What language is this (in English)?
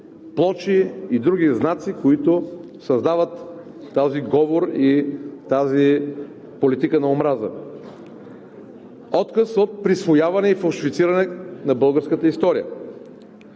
Bulgarian